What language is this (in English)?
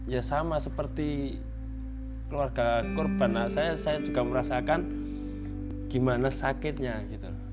Indonesian